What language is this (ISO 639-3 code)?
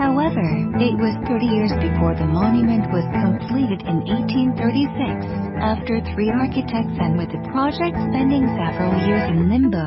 eng